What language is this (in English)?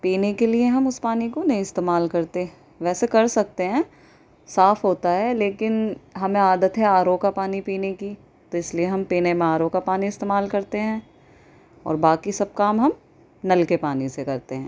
Urdu